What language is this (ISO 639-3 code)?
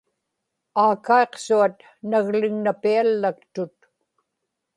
ipk